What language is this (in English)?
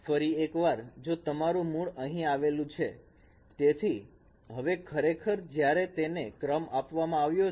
Gujarati